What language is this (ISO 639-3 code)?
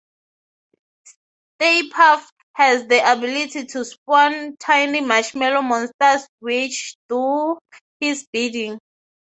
eng